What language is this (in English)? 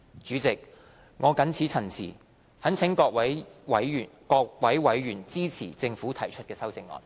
Cantonese